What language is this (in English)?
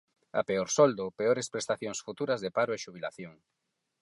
Galician